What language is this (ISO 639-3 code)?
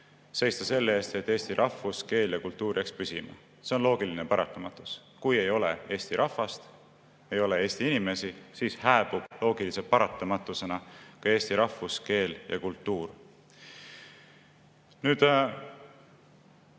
est